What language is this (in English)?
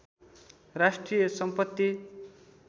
Nepali